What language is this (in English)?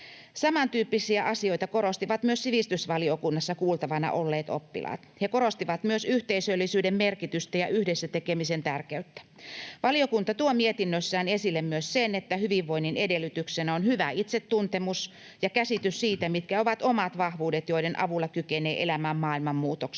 Finnish